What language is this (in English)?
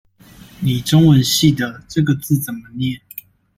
Chinese